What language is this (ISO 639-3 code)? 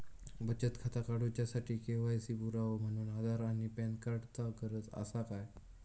mar